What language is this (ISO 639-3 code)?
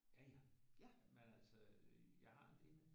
dan